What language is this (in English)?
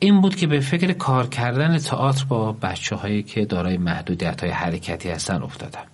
Persian